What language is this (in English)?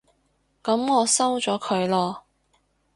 Cantonese